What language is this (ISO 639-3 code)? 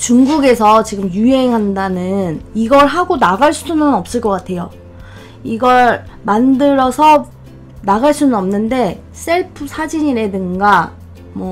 kor